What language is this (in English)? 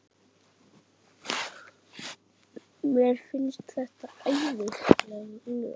Icelandic